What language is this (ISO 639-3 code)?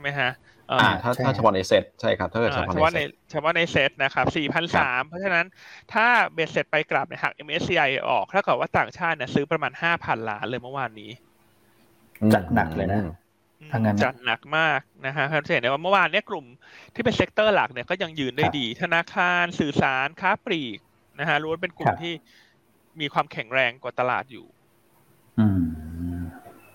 tha